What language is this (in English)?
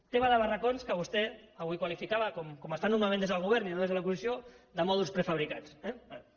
Catalan